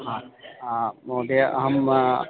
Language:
Sanskrit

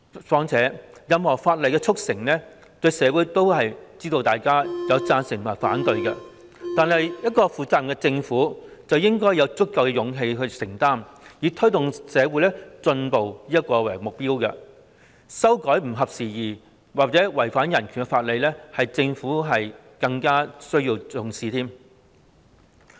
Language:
Cantonese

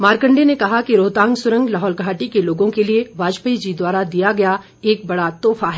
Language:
Hindi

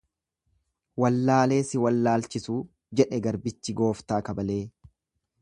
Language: Oromo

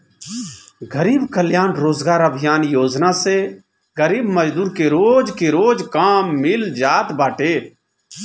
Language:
Bhojpuri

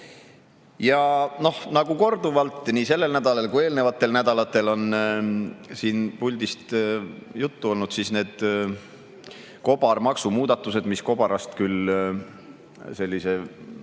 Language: Estonian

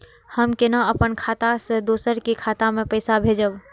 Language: Maithili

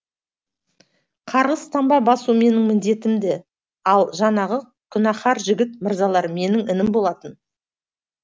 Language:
Kazakh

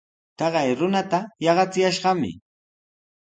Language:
Sihuas Ancash Quechua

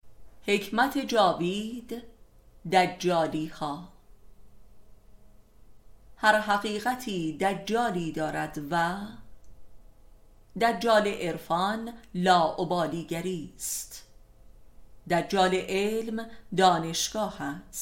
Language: Persian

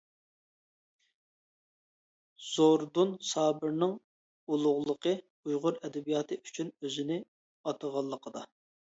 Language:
Uyghur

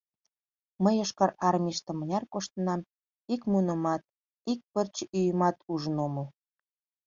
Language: Mari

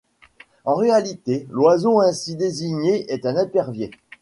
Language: French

